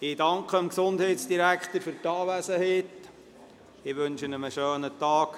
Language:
Swiss German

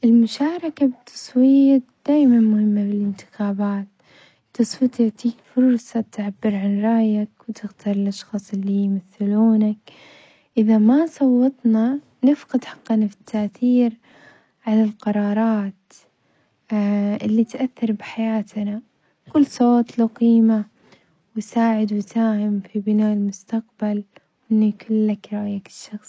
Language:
Omani Arabic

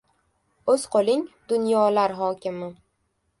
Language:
Uzbek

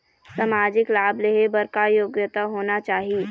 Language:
Chhattisgarhi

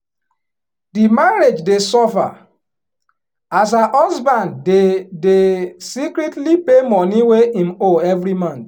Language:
Nigerian Pidgin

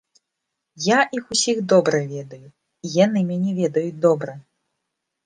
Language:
Belarusian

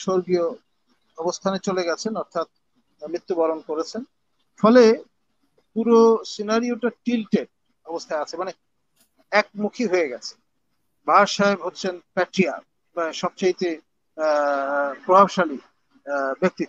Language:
Arabic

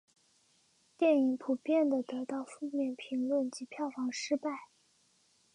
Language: Chinese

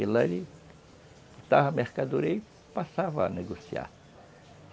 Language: Portuguese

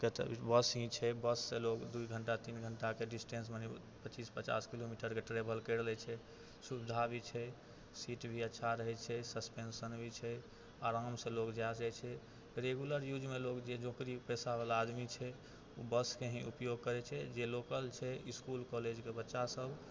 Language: Maithili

